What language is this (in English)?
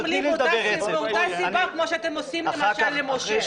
Hebrew